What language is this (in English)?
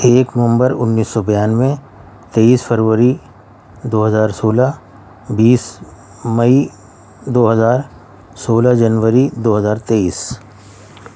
Urdu